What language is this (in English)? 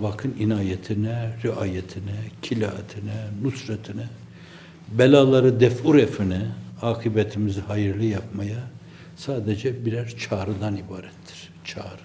Turkish